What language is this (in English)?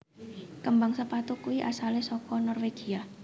Javanese